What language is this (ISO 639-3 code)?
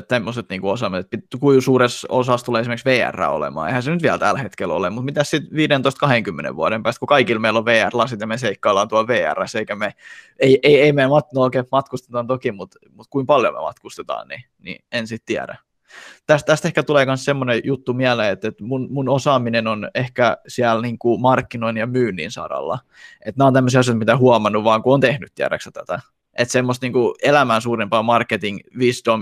fin